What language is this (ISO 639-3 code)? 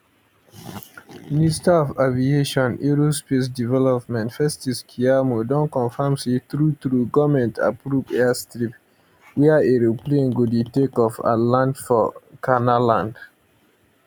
pcm